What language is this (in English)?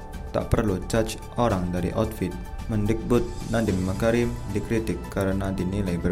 Indonesian